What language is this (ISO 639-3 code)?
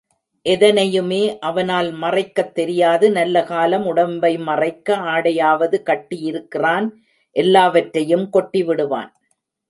tam